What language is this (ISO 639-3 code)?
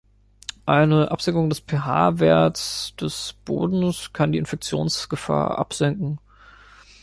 deu